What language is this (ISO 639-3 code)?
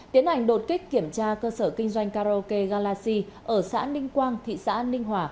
vie